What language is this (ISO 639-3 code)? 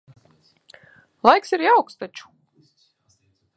lav